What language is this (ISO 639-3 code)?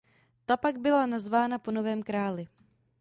ces